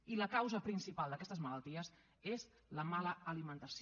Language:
Catalan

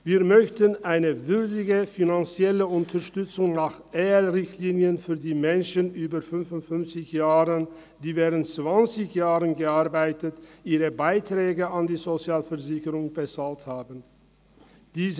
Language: Swiss German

